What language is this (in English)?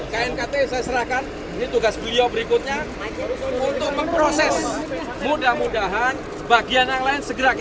Indonesian